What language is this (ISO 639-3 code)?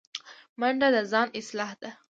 pus